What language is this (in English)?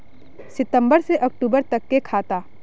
Magahi